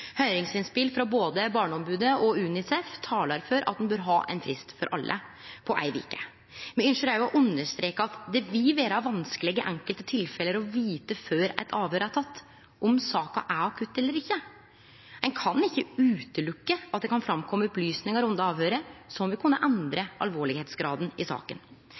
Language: Norwegian Nynorsk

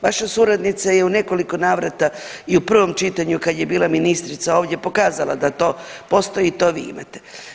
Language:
Croatian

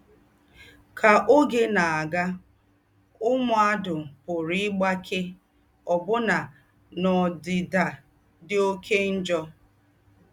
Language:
Igbo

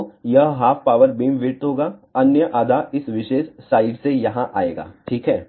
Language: Hindi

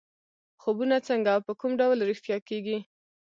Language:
Pashto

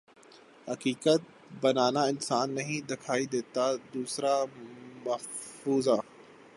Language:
Urdu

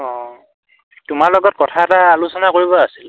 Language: Assamese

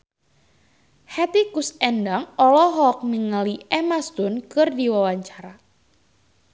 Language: Sundanese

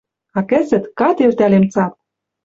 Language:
Western Mari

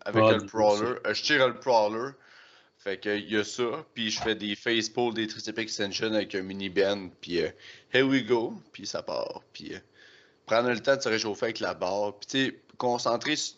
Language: French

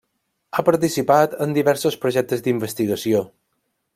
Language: Catalan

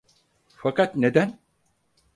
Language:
Turkish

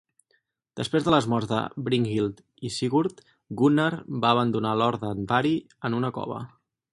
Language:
Catalan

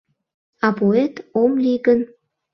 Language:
Mari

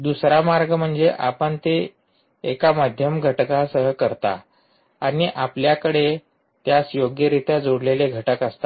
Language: Marathi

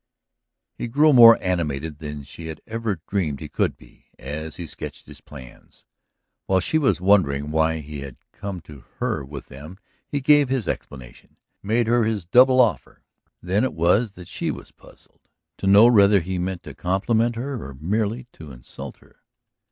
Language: English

